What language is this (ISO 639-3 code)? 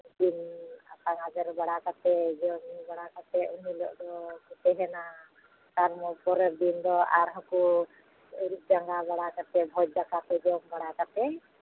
sat